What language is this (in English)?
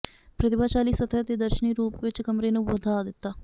Punjabi